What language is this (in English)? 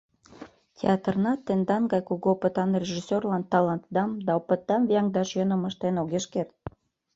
Mari